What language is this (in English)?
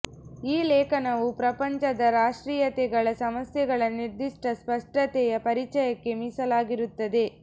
Kannada